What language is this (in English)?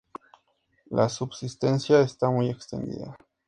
Spanish